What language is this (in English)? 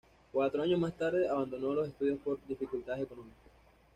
Spanish